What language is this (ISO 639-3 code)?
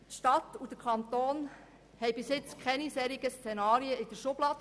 gsw